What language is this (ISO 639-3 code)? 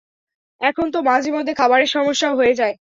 ben